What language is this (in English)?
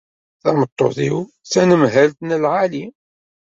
Kabyle